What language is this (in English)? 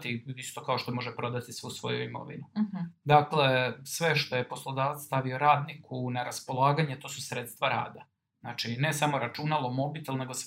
Croatian